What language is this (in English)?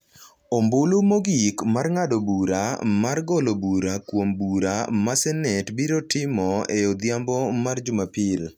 Luo (Kenya and Tanzania)